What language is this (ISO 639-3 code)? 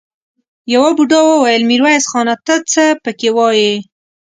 pus